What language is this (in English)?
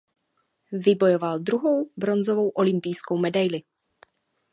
Czech